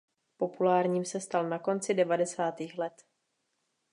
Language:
Czech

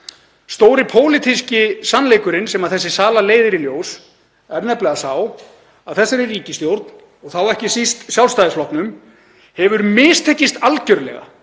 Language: Icelandic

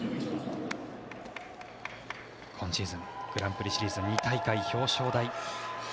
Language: Japanese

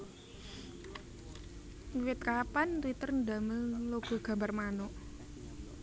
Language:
Javanese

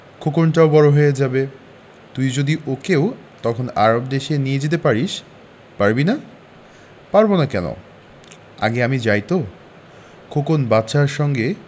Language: Bangla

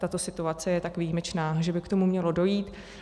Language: Czech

